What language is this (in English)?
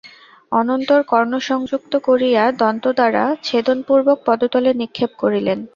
Bangla